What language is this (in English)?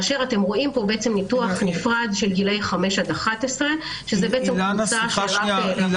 Hebrew